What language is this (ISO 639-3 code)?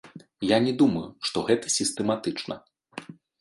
bel